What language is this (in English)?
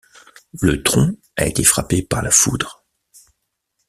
French